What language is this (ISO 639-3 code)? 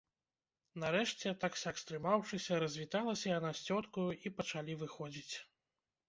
bel